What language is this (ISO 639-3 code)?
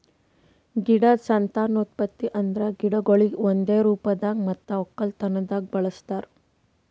kan